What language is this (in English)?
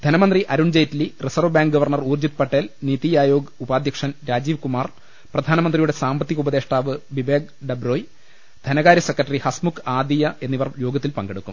Malayalam